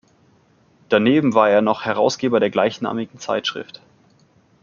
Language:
German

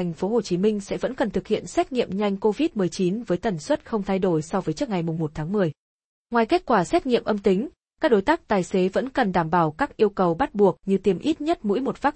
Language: Vietnamese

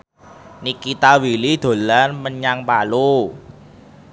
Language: Javanese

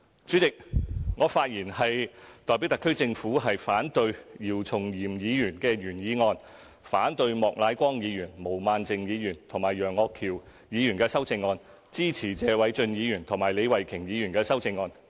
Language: Cantonese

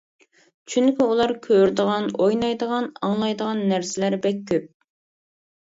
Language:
Uyghur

